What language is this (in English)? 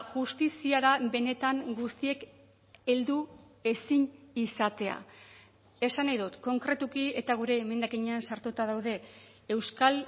Basque